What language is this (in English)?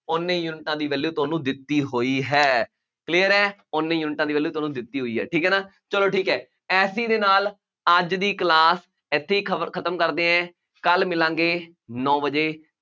Punjabi